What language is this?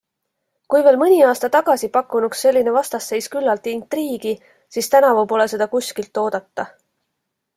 Estonian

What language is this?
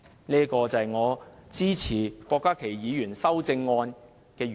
Cantonese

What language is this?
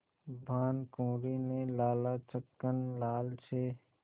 Hindi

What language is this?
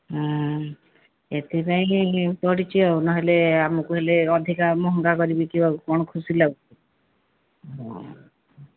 Odia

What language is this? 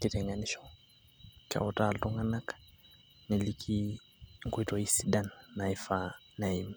Masai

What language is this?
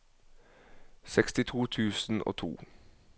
Norwegian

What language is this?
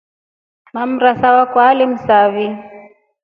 Rombo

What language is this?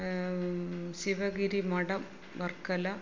Malayalam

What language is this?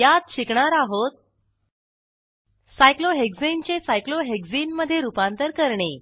Marathi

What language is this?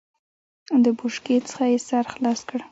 Pashto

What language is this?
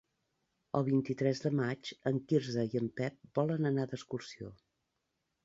Catalan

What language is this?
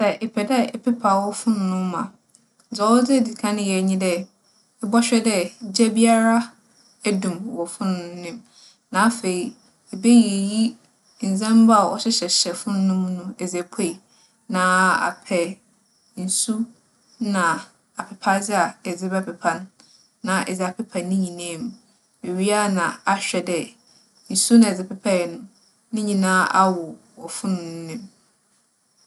Akan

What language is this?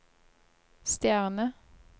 Norwegian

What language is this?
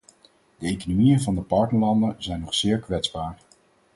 Dutch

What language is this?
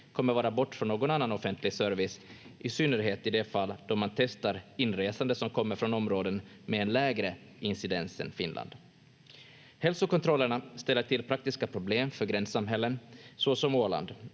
Finnish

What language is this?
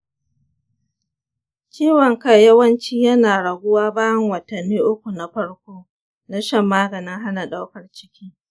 Hausa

